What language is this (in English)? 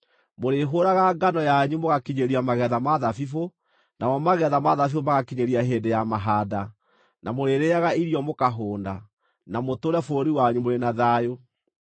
Kikuyu